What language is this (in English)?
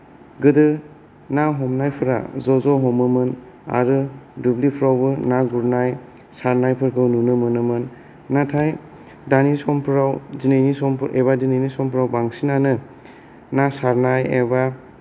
Bodo